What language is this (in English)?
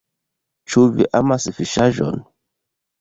Esperanto